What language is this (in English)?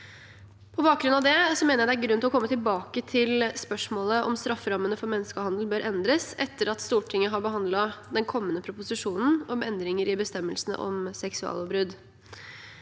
Norwegian